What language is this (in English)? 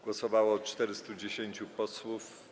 Polish